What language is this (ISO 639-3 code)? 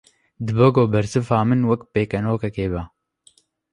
kur